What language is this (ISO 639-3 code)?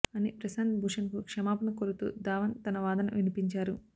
tel